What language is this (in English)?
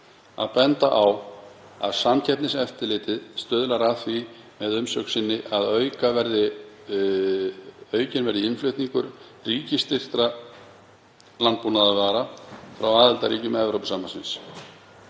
Icelandic